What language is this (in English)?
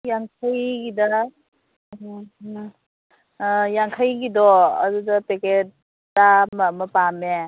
Manipuri